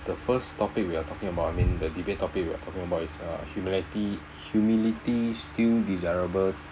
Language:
English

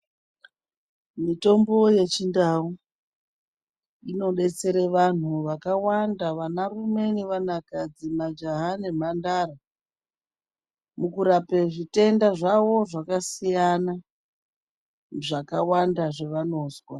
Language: Ndau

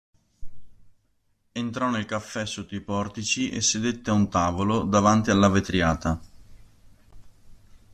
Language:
Italian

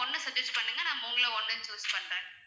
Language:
Tamil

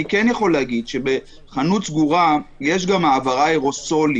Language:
Hebrew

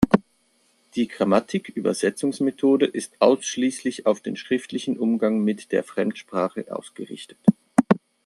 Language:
German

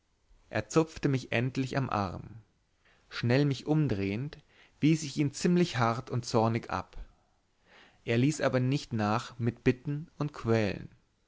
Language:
German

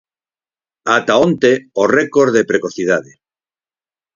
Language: Galician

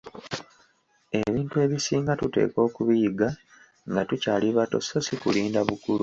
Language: Ganda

